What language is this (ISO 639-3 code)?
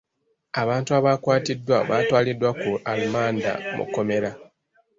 lug